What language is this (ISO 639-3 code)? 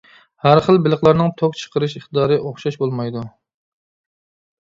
uig